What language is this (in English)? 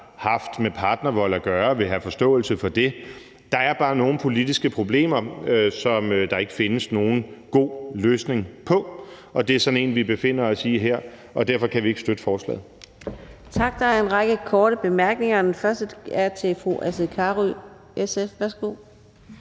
Danish